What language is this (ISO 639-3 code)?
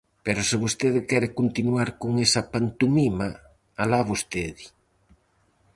glg